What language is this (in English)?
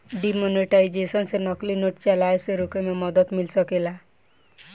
Bhojpuri